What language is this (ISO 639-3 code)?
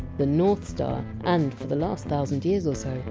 eng